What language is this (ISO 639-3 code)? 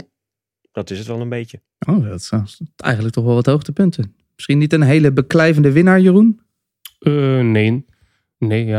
nld